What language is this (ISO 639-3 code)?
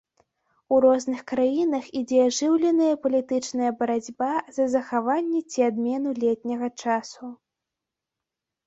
bel